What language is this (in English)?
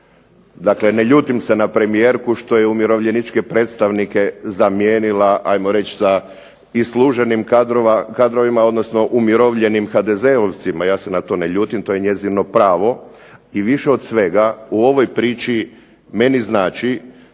Croatian